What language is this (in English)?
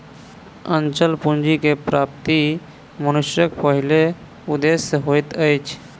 Maithili